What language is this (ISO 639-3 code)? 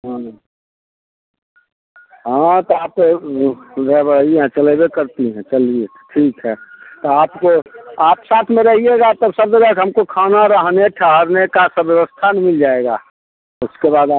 hin